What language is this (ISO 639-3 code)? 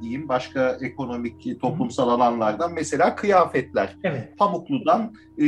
tur